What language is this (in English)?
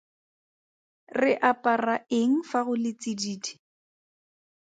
Tswana